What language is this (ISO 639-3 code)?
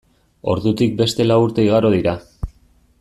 eus